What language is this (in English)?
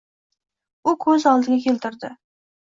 Uzbek